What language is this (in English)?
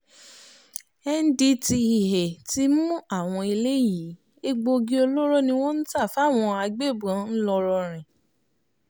Yoruba